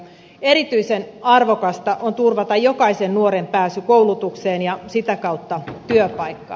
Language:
Finnish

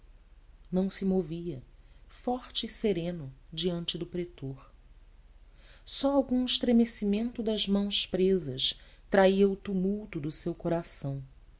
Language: Portuguese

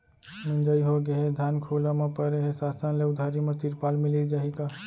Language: Chhattisgarhi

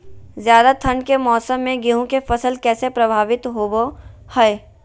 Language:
Magahi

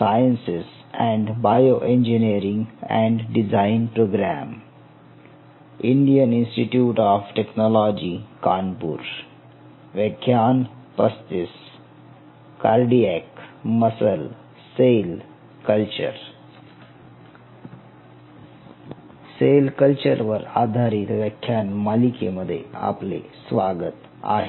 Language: Marathi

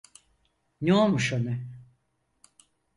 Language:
Turkish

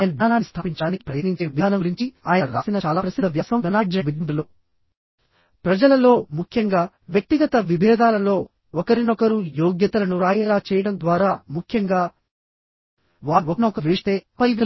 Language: Telugu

